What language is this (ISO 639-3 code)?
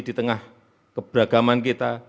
ind